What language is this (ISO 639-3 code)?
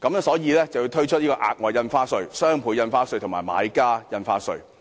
yue